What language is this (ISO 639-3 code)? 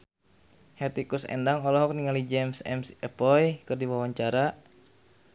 sun